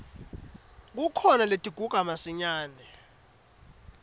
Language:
Swati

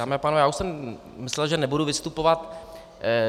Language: Czech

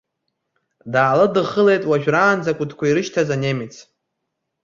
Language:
Abkhazian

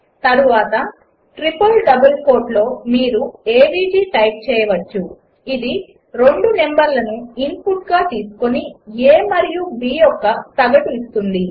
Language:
Telugu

